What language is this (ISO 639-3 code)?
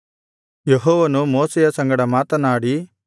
kan